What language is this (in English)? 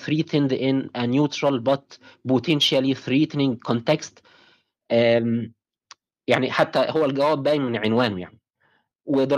Arabic